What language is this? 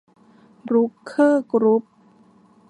Thai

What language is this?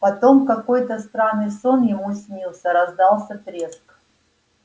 Russian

